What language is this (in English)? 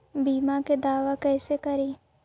Magahi